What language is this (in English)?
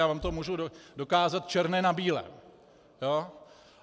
Czech